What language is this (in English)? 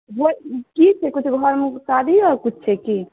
Maithili